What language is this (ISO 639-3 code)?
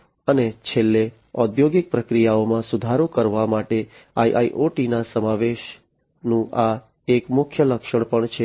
guj